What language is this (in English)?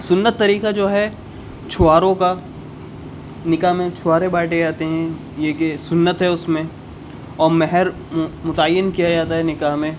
Urdu